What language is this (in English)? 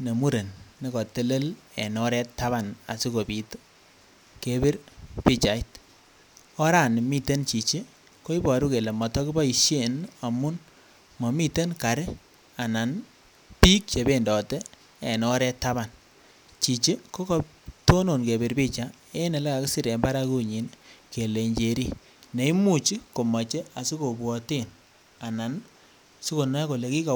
Kalenjin